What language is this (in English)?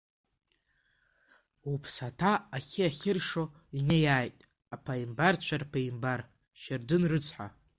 Abkhazian